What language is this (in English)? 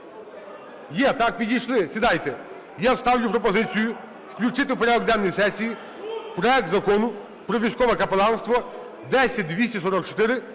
Ukrainian